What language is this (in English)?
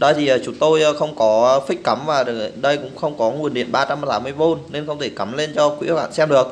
Vietnamese